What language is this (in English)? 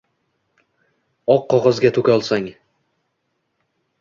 Uzbek